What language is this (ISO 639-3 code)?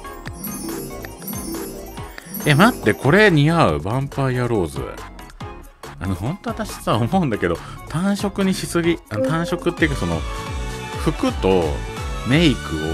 jpn